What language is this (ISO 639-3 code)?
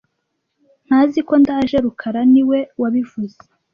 kin